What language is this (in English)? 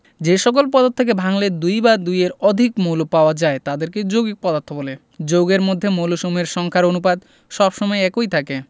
Bangla